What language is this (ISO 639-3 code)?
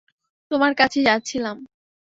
ben